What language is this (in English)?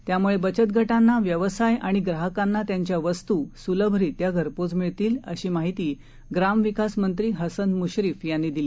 Marathi